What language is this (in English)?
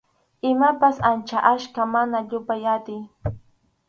Arequipa-La Unión Quechua